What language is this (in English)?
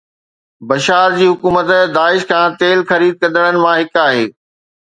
Sindhi